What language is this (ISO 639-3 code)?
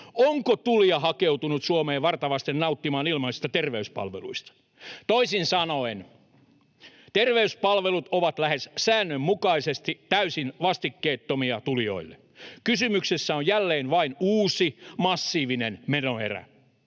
fin